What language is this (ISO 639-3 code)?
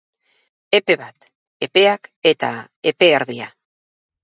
eus